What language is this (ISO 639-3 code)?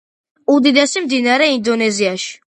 kat